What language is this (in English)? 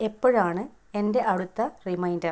Malayalam